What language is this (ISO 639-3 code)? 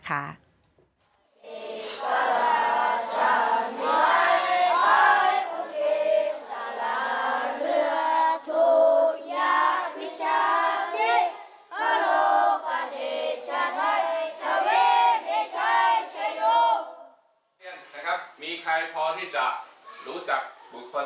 tha